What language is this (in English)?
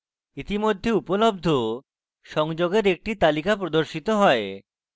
Bangla